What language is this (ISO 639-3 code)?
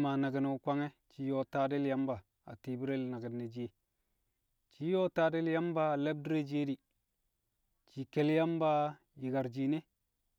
kcq